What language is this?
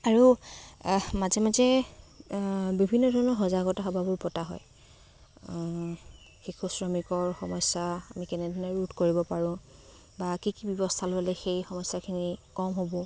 Assamese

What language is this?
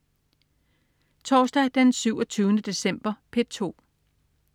Danish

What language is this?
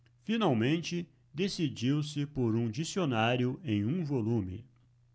Portuguese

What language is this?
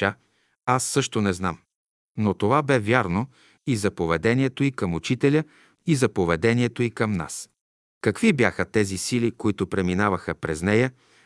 Bulgarian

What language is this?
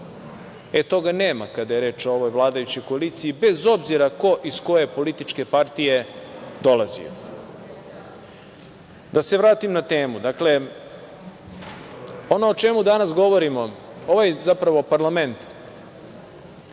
Serbian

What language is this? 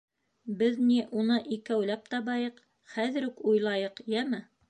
Bashkir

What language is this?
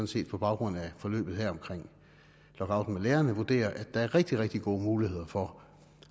Danish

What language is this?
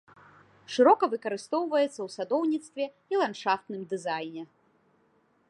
Belarusian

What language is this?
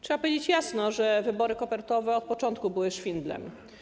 Polish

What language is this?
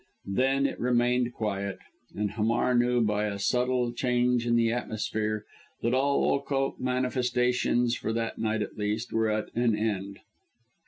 English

